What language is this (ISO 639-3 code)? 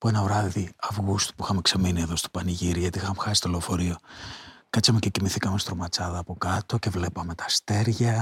ell